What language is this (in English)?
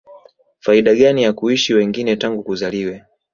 Swahili